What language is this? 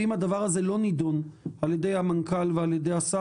Hebrew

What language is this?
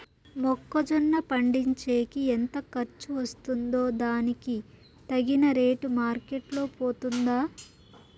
Telugu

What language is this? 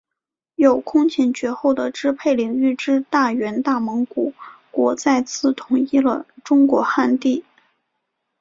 Chinese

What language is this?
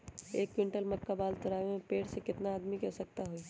Magahi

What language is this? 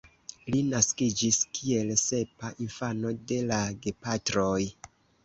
Esperanto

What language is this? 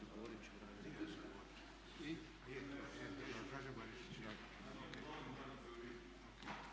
Croatian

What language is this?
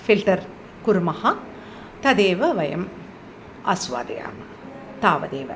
Sanskrit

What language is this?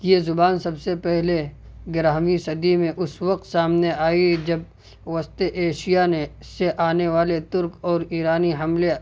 Urdu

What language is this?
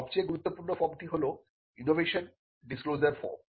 Bangla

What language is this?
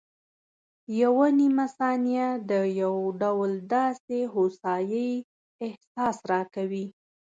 Pashto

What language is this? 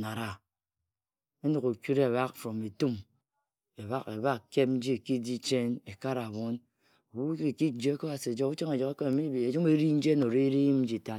Ejagham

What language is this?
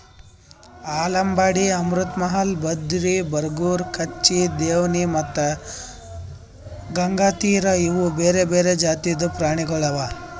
Kannada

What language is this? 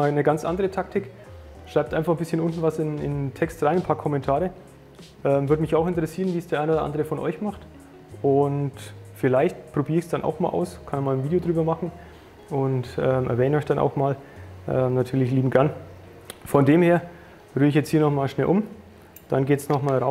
German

